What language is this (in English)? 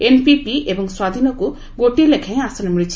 Odia